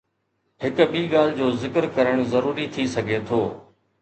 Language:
Sindhi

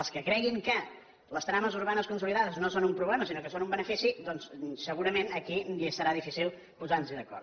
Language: Catalan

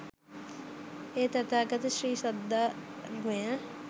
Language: Sinhala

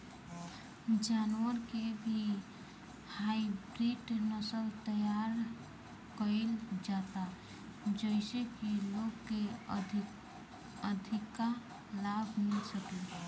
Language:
Bhojpuri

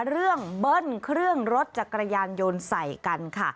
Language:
Thai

